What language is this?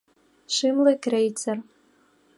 Mari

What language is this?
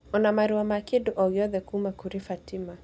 Kikuyu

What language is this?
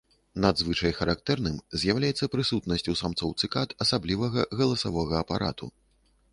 Belarusian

